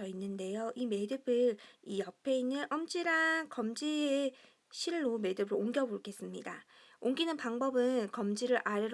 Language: Korean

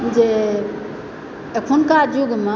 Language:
Maithili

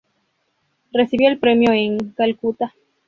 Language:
Spanish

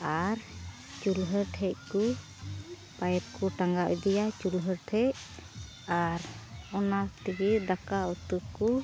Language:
Santali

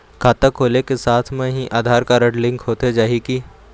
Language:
Chhattisgarhi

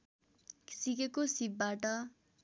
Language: Nepali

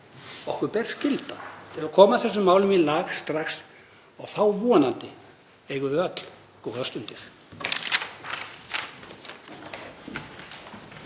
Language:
Icelandic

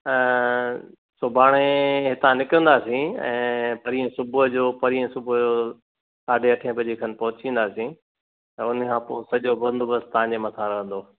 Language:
Sindhi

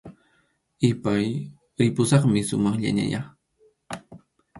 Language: Arequipa-La Unión Quechua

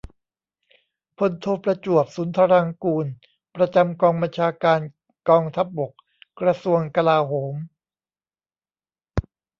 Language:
Thai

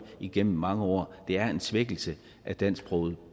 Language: Danish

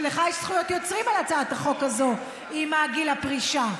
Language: Hebrew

